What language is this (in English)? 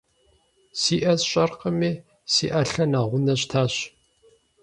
Kabardian